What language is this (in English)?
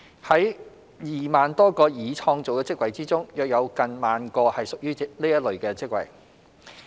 Cantonese